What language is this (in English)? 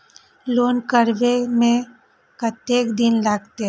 Maithili